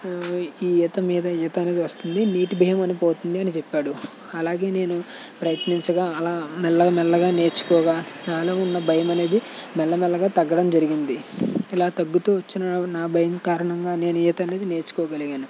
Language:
Telugu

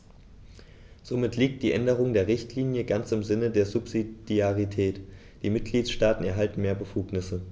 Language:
German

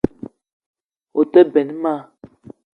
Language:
Eton (Cameroon)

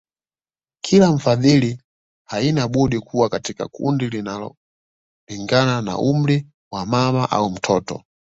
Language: Swahili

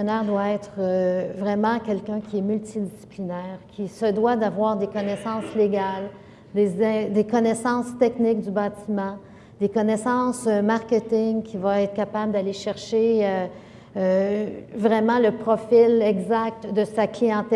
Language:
French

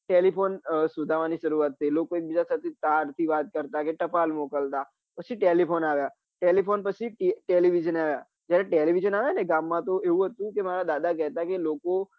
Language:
Gujarati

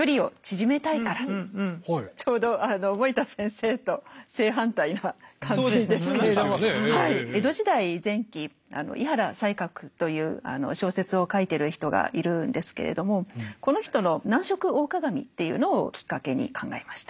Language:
Japanese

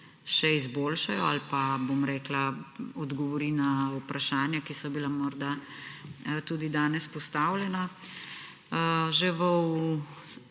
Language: Slovenian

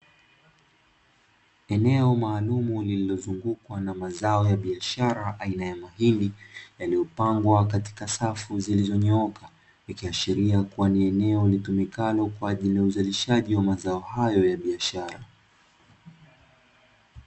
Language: Swahili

